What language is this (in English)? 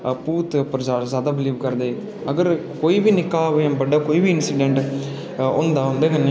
Dogri